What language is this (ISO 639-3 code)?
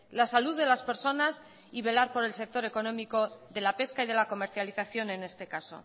spa